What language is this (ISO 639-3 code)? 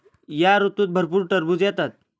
mar